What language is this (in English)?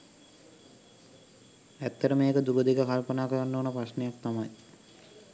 Sinhala